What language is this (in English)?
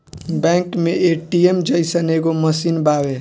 Bhojpuri